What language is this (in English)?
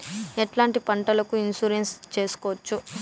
Telugu